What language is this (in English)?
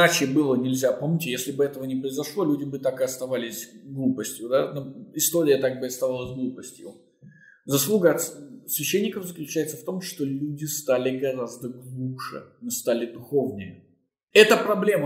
Russian